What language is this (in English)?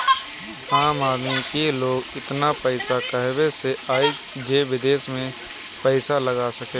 Bhojpuri